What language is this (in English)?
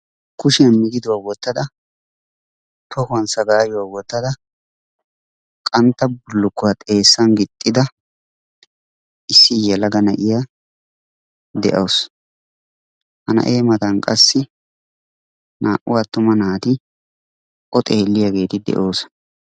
Wolaytta